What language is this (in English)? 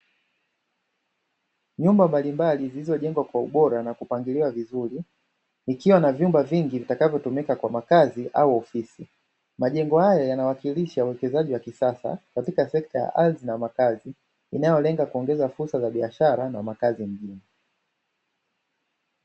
Swahili